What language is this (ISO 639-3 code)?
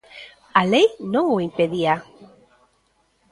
glg